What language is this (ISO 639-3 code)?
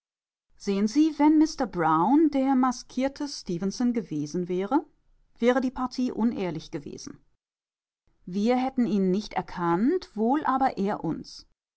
deu